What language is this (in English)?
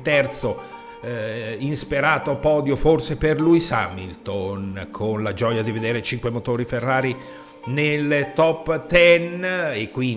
Italian